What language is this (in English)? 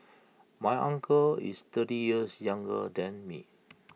English